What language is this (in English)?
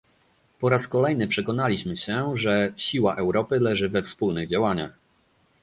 Polish